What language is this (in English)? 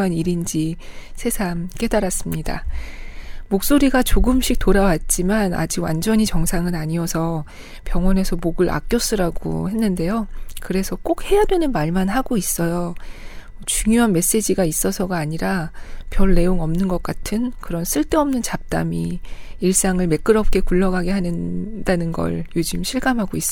Korean